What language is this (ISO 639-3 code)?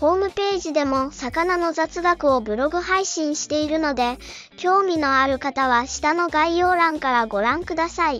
jpn